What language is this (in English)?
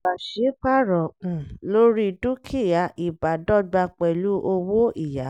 Yoruba